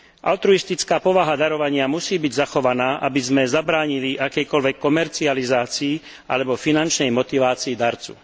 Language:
Slovak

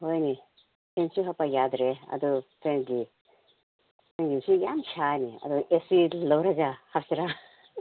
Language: Manipuri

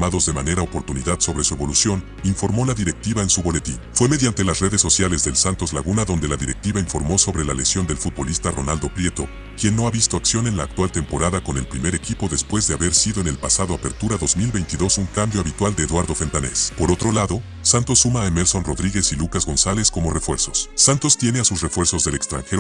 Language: Spanish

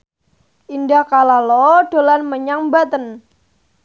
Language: Javanese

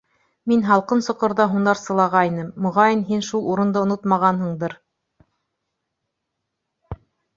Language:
Bashkir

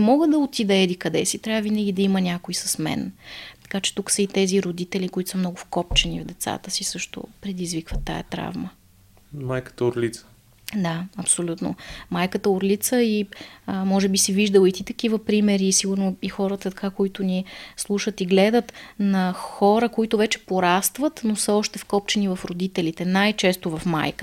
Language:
Bulgarian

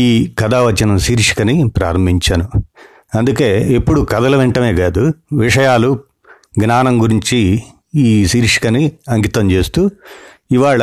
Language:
Telugu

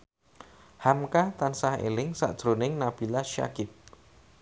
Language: Javanese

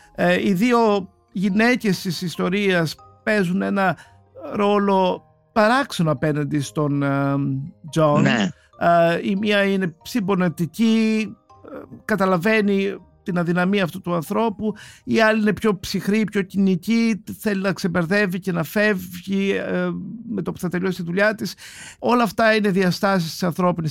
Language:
Greek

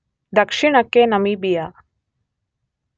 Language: Kannada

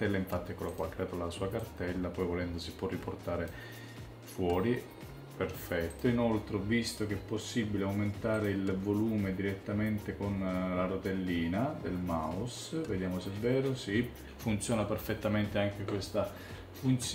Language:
Italian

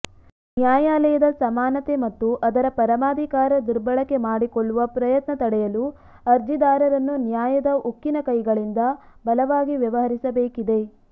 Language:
Kannada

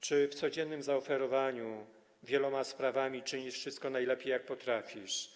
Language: Polish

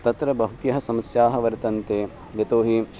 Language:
Sanskrit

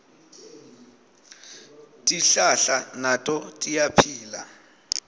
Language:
Swati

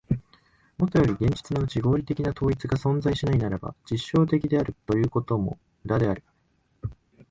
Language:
Japanese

